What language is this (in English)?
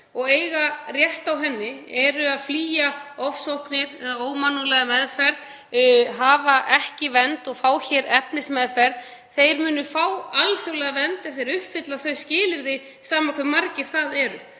Icelandic